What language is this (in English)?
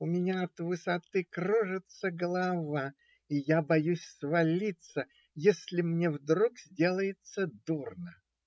Russian